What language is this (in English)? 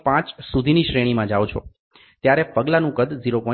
Gujarati